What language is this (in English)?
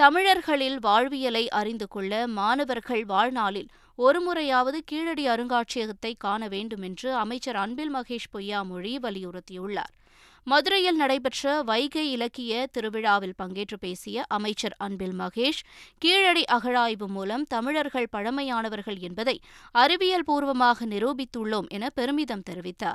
Tamil